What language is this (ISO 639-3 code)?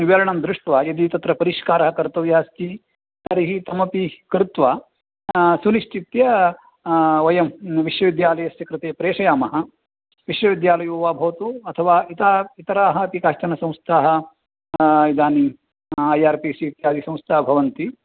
san